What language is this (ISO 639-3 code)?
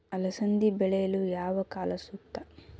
kan